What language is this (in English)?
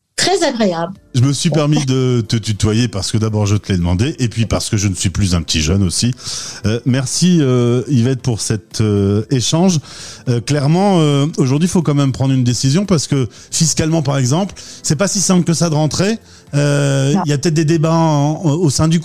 French